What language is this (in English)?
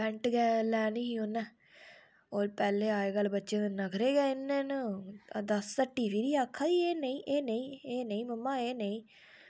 Dogri